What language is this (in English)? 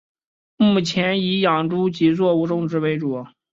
Chinese